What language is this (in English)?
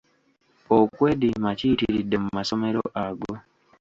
Ganda